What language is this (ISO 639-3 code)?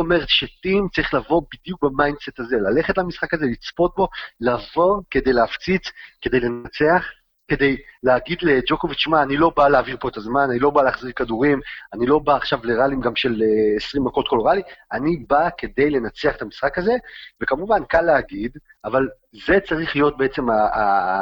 heb